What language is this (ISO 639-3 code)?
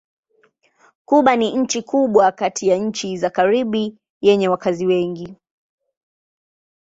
swa